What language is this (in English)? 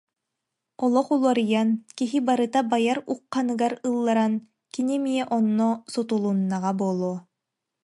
Yakut